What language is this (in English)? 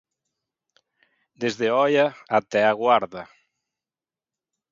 Galician